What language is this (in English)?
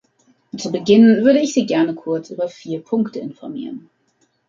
German